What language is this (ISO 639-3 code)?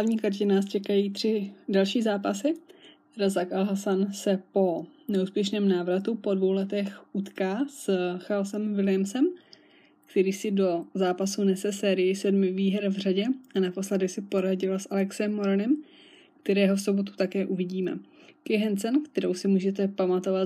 ces